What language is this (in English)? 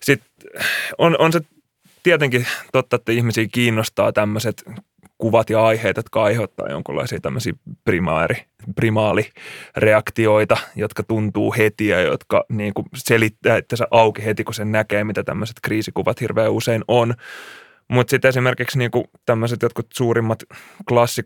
Finnish